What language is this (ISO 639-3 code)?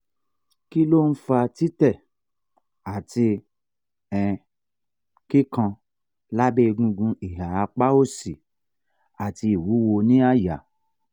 yor